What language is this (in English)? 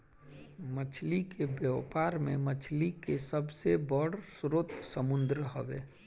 Bhojpuri